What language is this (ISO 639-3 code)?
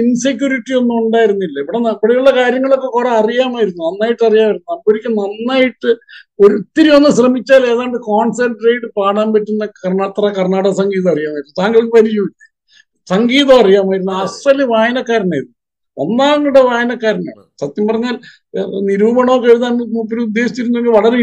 mal